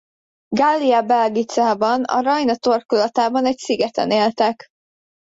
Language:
Hungarian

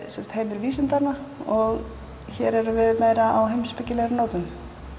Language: Icelandic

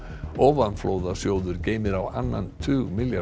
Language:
Icelandic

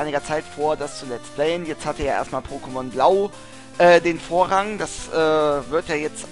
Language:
German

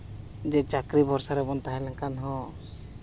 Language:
Santali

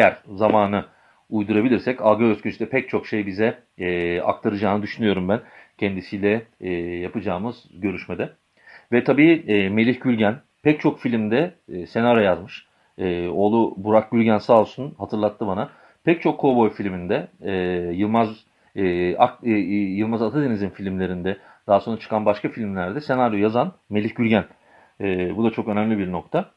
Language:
Turkish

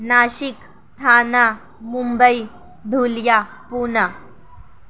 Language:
Urdu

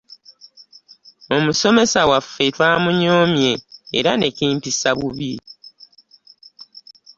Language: Ganda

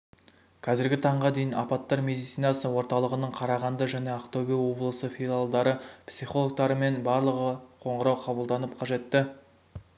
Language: Kazakh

